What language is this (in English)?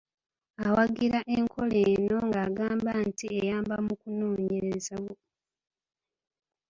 Ganda